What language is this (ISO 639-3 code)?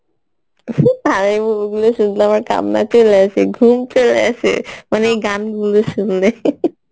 ben